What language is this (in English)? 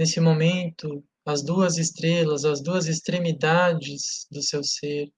Portuguese